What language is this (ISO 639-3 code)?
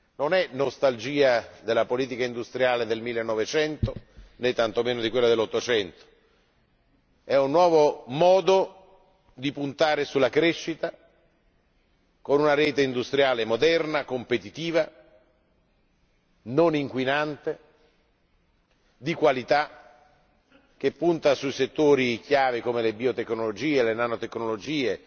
ita